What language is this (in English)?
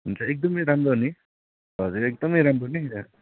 Nepali